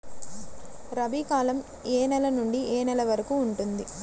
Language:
Telugu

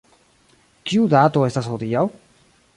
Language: Esperanto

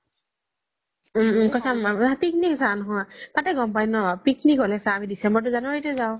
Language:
Assamese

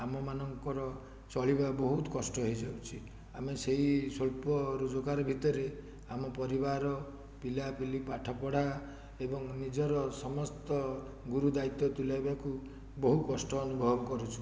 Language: Odia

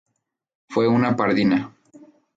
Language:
Spanish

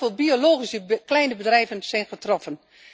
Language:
Dutch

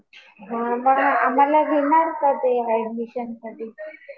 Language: Marathi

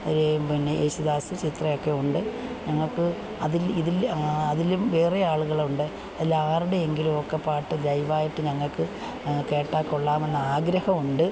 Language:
Malayalam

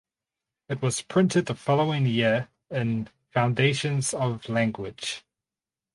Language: English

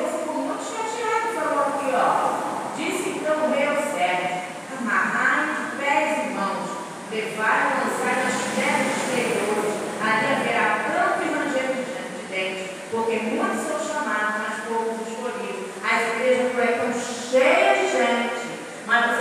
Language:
Portuguese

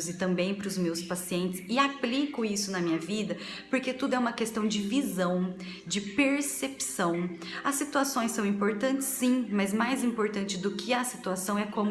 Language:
Portuguese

